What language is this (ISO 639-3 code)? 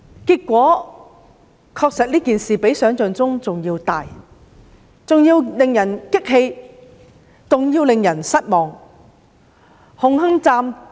yue